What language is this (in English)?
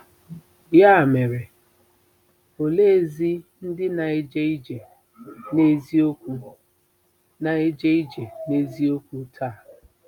Igbo